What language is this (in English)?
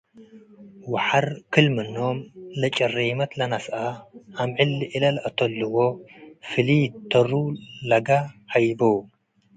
Tigre